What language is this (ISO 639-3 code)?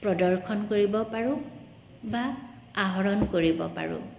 asm